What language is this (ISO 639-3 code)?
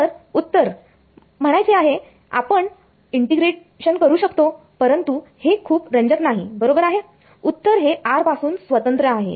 mar